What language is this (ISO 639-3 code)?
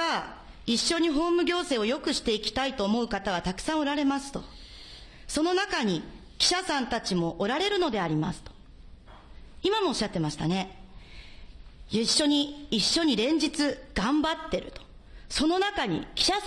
jpn